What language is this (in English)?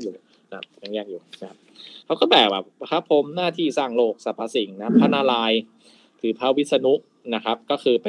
Thai